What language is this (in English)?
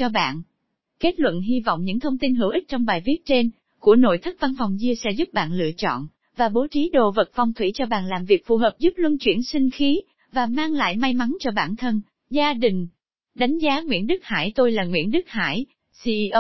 Vietnamese